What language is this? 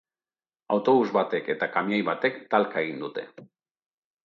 Basque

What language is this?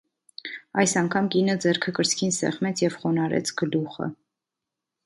Armenian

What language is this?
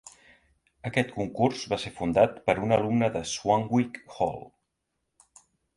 Catalan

